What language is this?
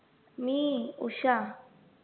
Marathi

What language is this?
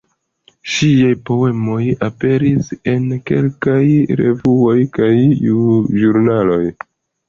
Esperanto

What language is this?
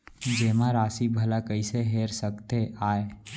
Chhattisgarhi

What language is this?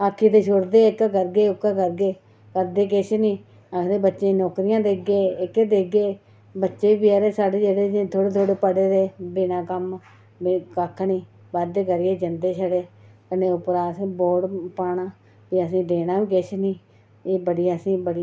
Dogri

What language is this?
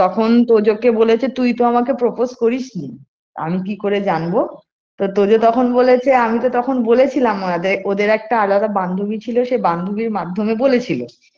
Bangla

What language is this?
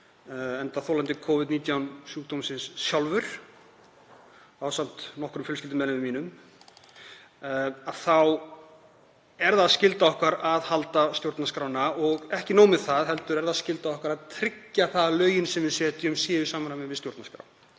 Icelandic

